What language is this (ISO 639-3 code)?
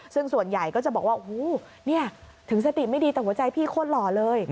tha